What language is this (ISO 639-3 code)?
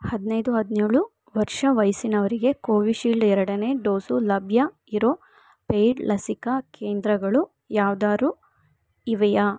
kan